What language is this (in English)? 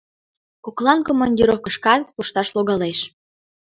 Mari